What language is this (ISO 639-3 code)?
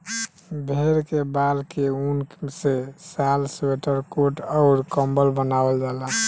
bho